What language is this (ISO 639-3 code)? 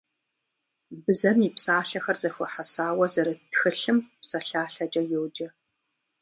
kbd